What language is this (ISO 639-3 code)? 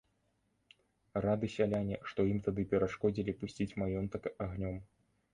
bel